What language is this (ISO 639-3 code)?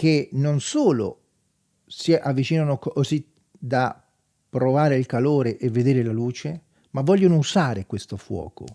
ita